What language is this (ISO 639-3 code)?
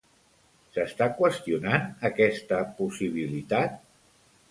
cat